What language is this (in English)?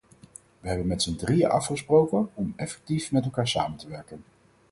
Dutch